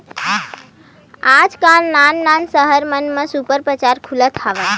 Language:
Chhattisgarhi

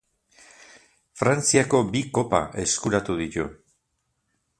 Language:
Basque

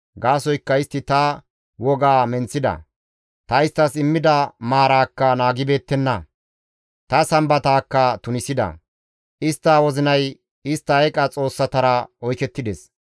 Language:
Gamo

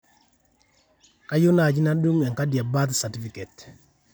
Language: Masai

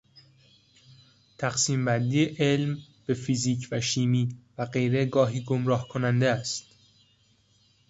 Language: Persian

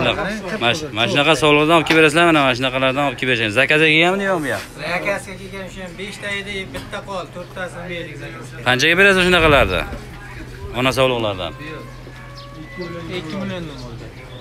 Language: Turkish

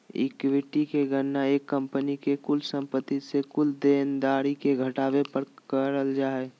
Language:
Magahi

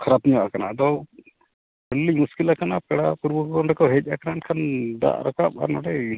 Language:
Santali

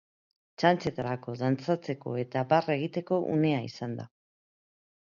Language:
Basque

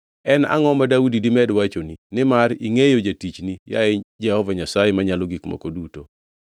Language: Luo (Kenya and Tanzania)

